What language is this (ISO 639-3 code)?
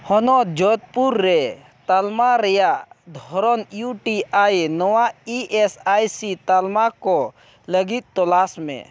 sat